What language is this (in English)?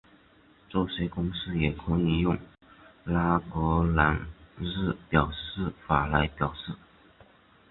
Chinese